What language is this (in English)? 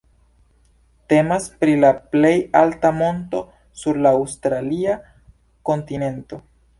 Esperanto